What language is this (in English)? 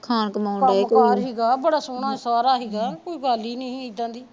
Punjabi